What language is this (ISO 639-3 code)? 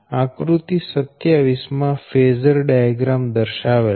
guj